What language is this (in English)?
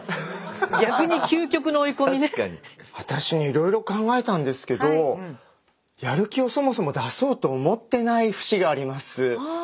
Japanese